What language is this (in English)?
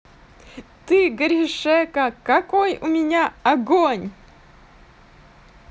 Russian